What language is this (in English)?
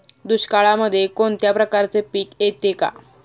Marathi